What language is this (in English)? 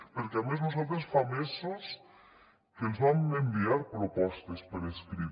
Catalan